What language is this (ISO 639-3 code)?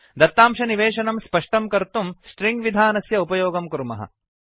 san